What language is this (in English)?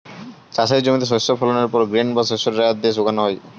Bangla